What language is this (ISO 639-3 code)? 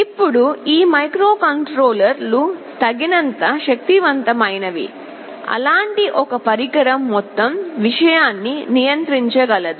tel